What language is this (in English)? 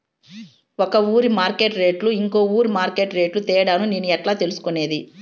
Telugu